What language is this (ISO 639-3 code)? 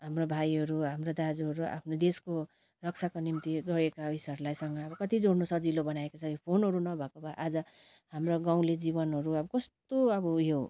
nep